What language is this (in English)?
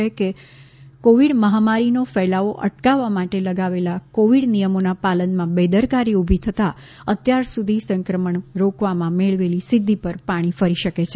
Gujarati